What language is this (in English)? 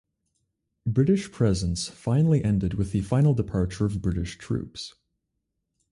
English